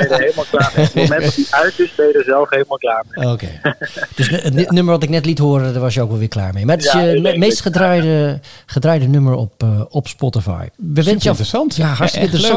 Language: Dutch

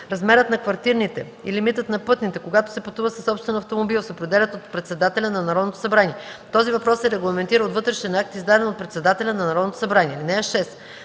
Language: Bulgarian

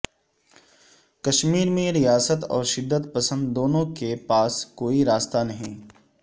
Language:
Urdu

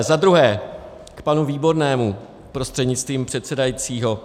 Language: Czech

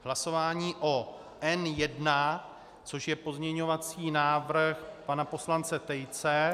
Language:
Czech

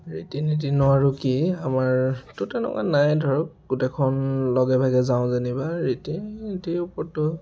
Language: Assamese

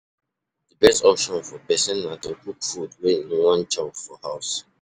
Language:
Nigerian Pidgin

